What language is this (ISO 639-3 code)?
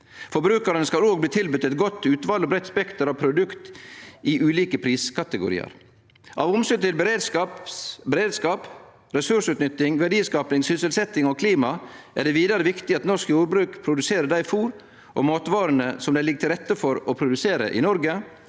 nor